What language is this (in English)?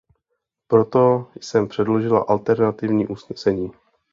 Czech